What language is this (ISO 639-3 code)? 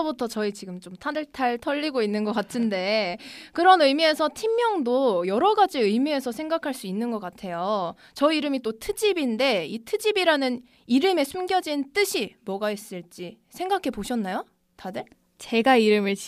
kor